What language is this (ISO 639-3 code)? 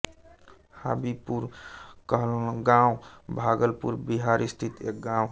hin